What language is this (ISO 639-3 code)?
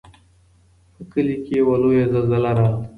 pus